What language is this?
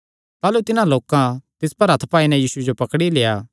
Kangri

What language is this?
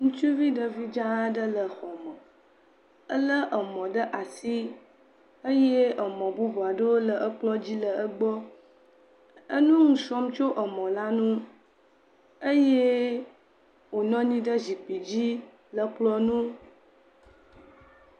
Ewe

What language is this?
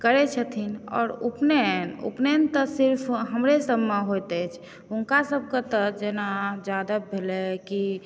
Maithili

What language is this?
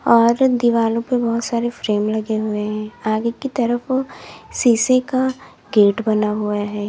Hindi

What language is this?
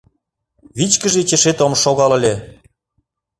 Mari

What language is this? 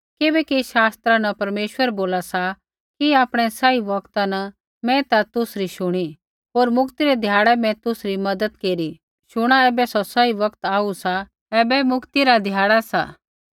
Kullu Pahari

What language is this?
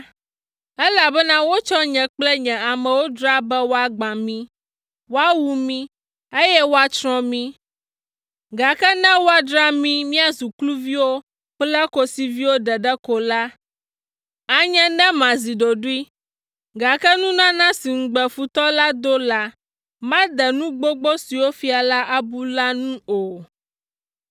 Ewe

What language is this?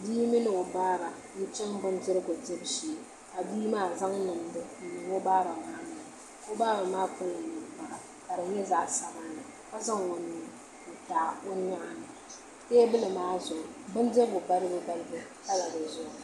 Dagbani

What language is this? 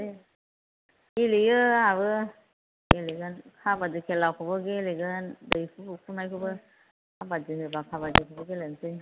Bodo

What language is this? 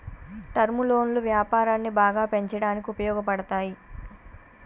Telugu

